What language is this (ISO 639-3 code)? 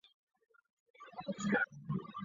zho